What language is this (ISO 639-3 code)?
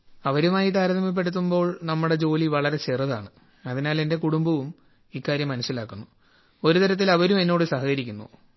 mal